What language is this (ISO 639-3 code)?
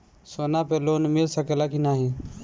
bho